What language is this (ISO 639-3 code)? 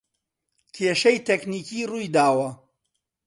ckb